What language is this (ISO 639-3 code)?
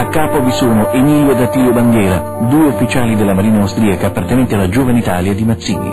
ita